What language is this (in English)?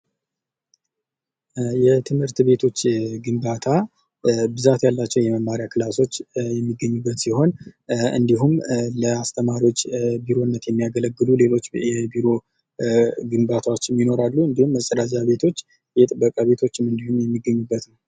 Amharic